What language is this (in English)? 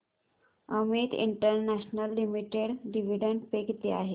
Marathi